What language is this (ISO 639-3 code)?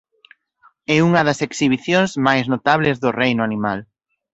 glg